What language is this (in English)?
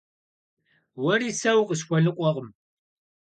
Kabardian